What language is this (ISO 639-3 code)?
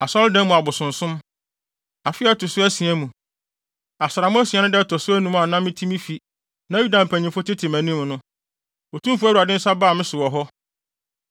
aka